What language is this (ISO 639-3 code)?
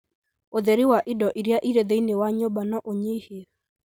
kik